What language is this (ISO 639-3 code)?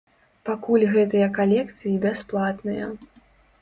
bel